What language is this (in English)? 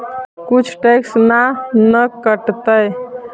Magahi